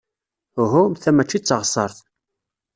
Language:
Kabyle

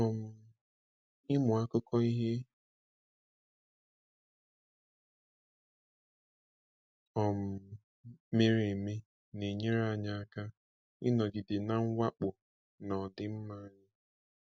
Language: Igbo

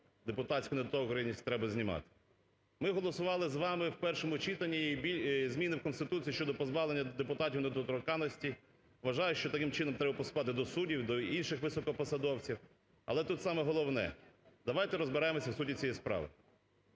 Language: Ukrainian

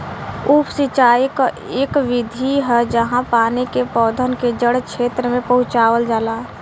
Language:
Bhojpuri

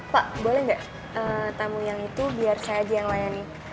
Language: Indonesian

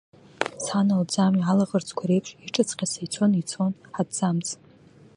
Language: Abkhazian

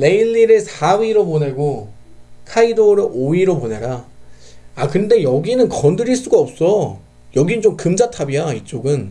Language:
Korean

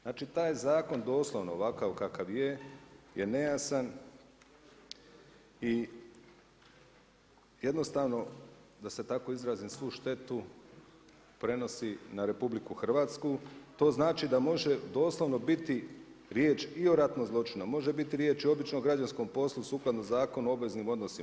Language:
Croatian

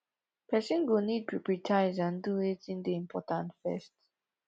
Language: Nigerian Pidgin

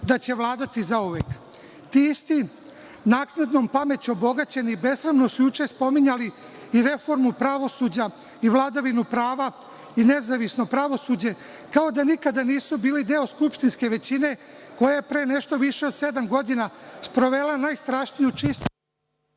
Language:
Serbian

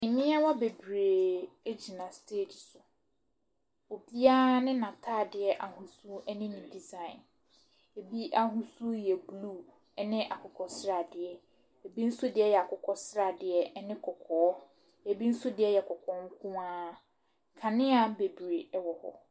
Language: Akan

